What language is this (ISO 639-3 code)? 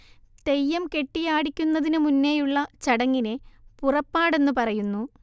mal